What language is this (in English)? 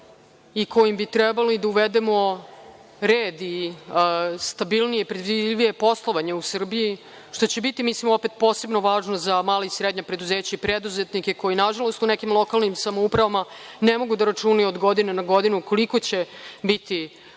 Serbian